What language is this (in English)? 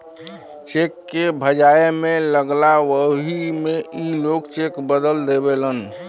Bhojpuri